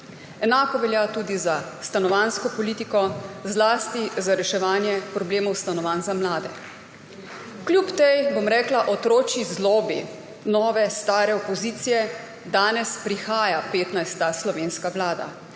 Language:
Slovenian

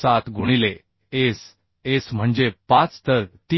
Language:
Marathi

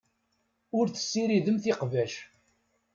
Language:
Kabyle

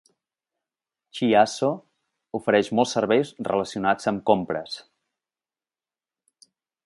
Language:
Catalan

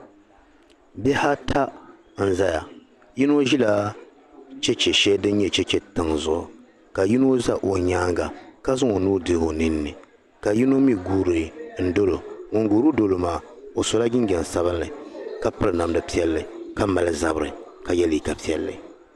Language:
Dagbani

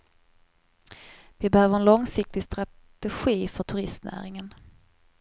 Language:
Swedish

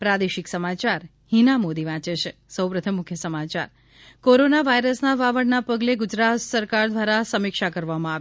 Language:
Gujarati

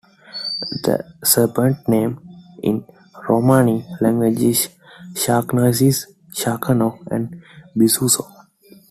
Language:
English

